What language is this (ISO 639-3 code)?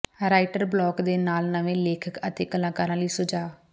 pan